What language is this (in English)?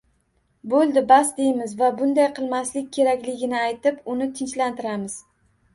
Uzbek